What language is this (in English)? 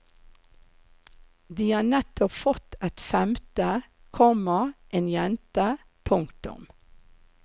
Norwegian